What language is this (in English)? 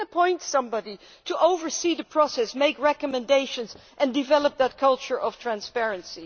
English